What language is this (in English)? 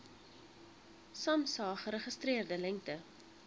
Afrikaans